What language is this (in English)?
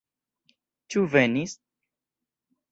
Esperanto